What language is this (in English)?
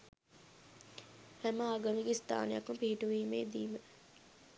Sinhala